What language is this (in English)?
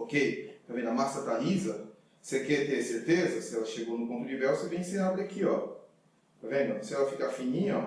Portuguese